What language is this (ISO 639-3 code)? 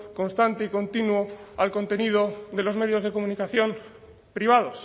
spa